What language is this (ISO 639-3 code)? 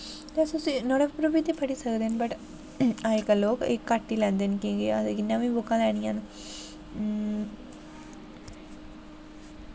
doi